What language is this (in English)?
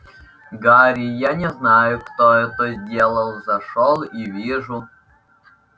Russian